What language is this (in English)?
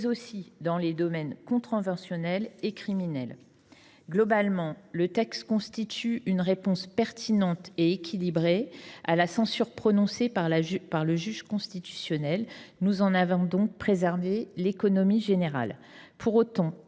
French